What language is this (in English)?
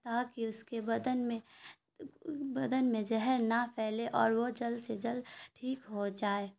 Urdu